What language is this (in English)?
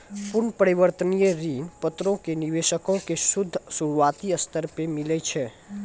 Maithili